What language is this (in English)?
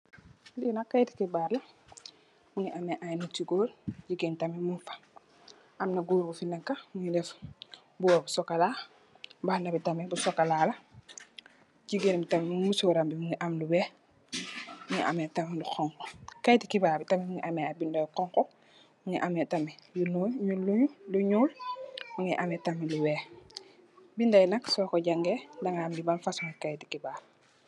Wolof